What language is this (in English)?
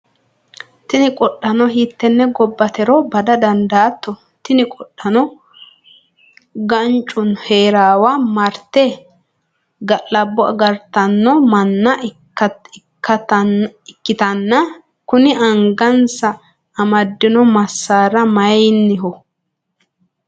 Sidamo